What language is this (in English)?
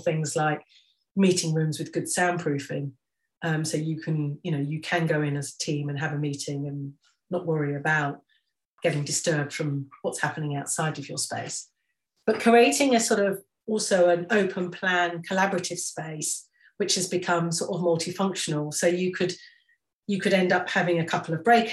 English